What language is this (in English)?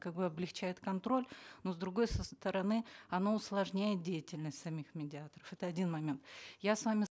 Kazakh